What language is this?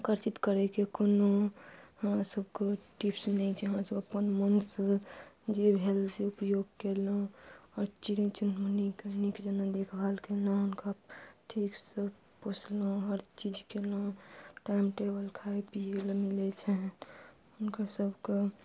Maithili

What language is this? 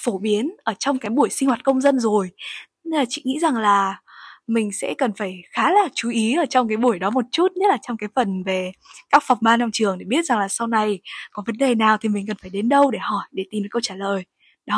Vietnamese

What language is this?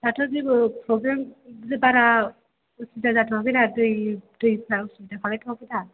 Bodo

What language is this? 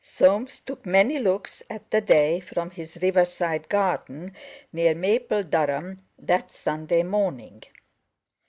English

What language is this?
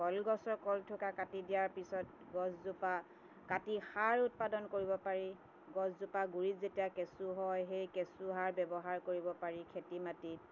Assamese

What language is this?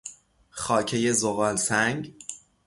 Persian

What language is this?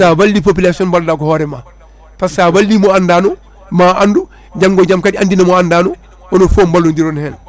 Fula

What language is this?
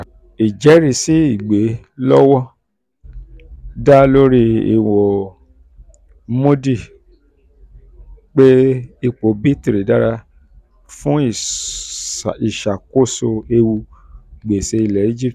Yoruba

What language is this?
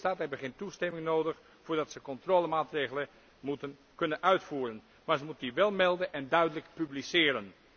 Dutch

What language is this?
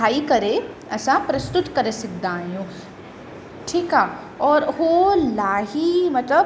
Sindhi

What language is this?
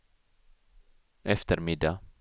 Swedish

